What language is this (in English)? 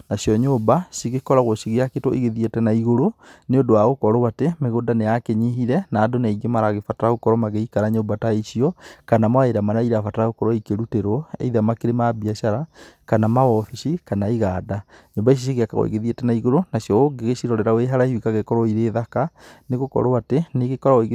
Kikuyu